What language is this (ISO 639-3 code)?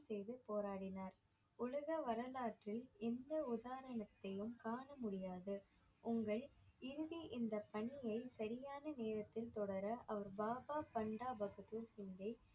tam